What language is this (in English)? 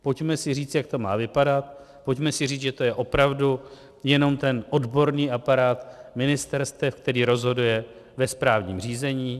Czech